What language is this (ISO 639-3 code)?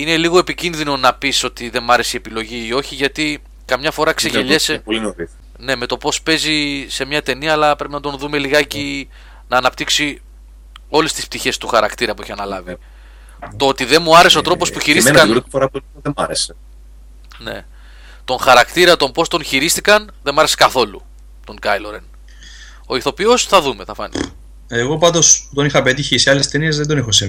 ell